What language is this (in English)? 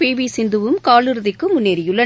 Tamil